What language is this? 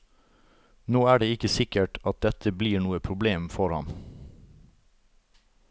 Norwegian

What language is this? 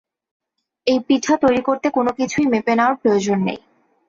Bangla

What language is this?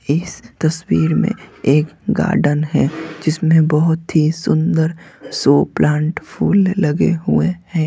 Hindi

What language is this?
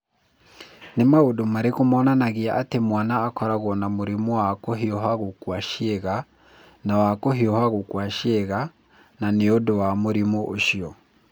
Kikuyu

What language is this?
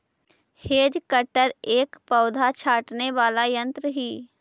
Magahi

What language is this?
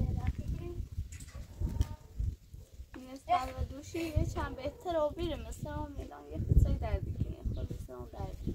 Persian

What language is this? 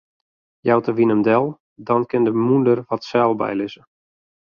Western Frisian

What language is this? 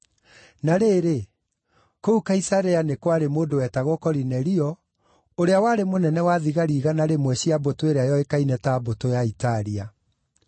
Kikuyu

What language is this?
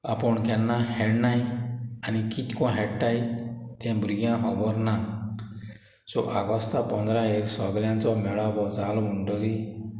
Konkani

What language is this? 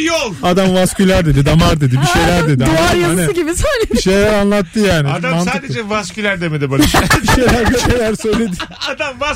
Turkish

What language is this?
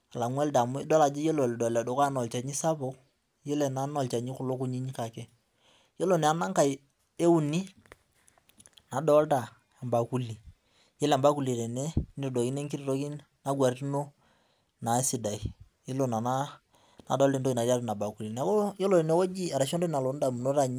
Masai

